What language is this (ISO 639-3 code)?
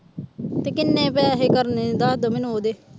pan